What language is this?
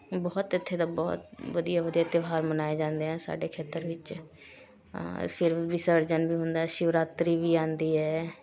Punjabi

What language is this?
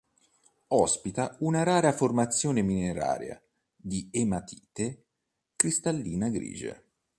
Italian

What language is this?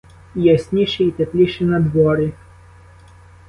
Ukrainian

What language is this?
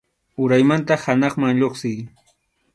Arequipa-La Unión Quechua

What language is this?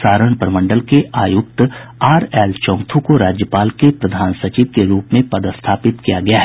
Hindi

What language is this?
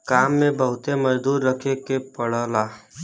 Bhojpuri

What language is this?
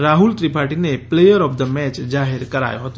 Gujarati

